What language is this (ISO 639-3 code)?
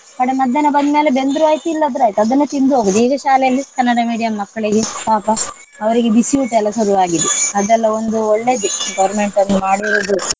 kan